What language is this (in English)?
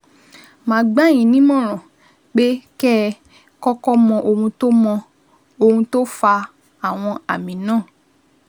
Yoruba